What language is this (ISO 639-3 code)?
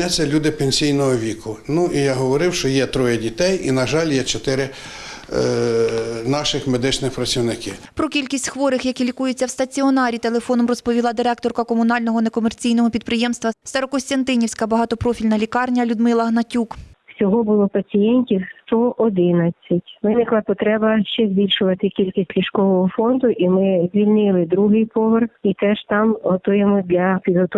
ukr